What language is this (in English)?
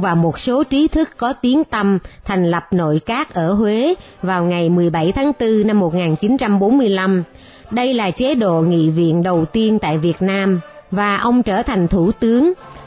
Vietnamese